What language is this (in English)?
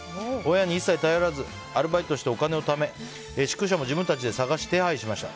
Japanese